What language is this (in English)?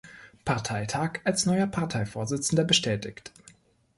German